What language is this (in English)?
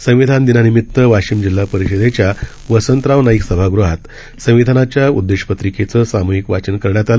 Marathi